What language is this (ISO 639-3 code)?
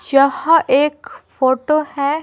hin